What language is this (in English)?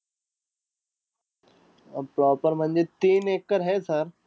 Marathi